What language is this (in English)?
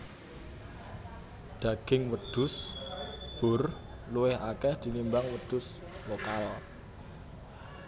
Javanese